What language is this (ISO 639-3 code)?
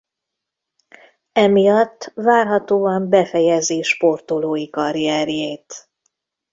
hun